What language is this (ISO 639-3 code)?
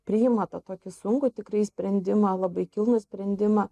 lit